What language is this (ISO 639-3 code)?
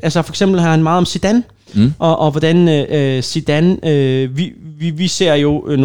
dan